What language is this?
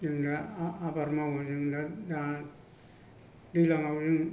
Bodo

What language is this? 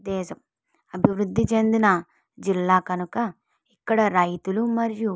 Telugu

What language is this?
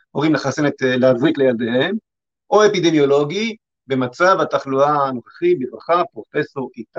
Hebrew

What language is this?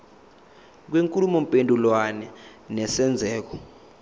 Zulu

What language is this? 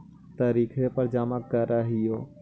Magahi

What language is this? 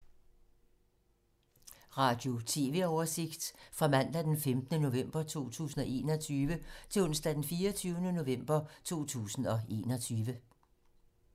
Danish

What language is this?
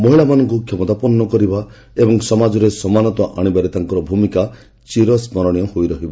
Odia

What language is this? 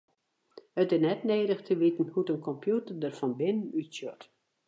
Western Frisian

